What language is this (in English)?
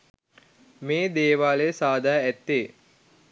Sinhala